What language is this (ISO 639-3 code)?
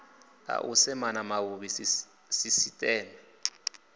ven